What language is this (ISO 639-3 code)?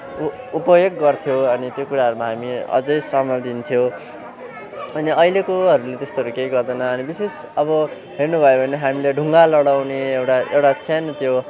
nep